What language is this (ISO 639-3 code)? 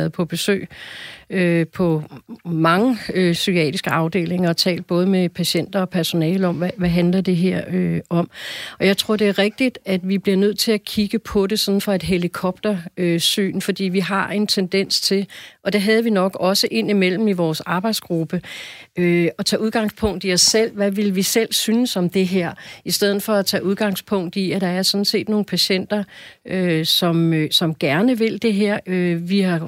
dan